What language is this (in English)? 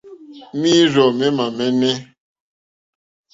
Mokpwe